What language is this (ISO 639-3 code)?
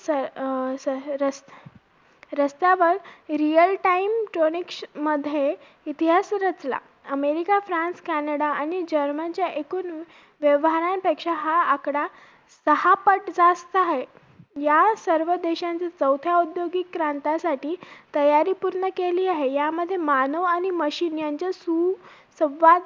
mar